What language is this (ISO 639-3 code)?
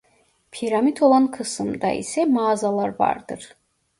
tur